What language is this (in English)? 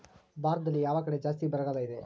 Kannada